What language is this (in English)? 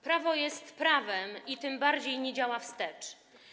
Polish